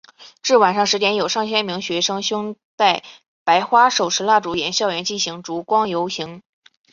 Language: Chinese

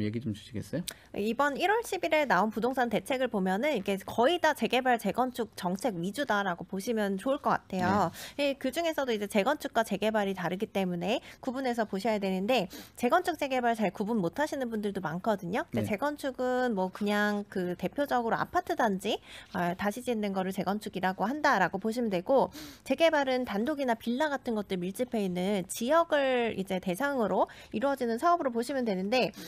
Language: Korean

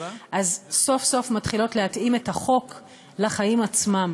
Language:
Hebrew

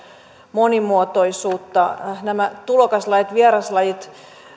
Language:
Finnish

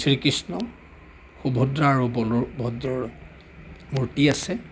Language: Assamese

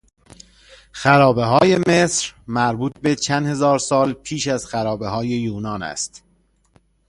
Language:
Persian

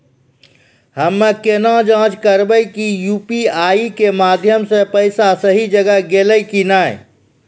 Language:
Maithili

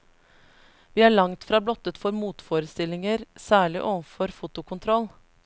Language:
Norwegian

